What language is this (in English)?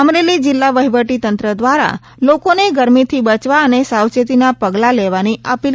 Gujarati